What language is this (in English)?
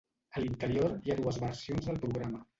Catalan